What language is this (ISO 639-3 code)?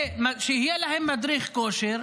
heb